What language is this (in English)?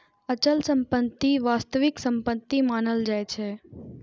Maithili